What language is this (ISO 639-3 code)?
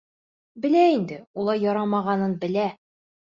bak